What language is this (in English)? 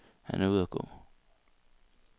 Danish